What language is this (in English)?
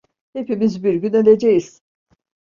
Turkish